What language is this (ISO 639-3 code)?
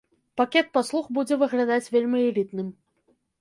bel